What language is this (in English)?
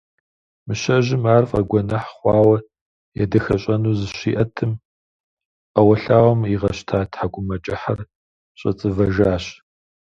Kabardian